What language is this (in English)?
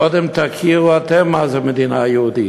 Hebrew